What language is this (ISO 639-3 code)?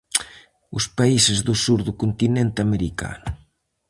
glg